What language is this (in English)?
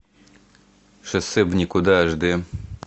Russian